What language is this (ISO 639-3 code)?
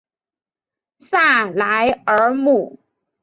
zho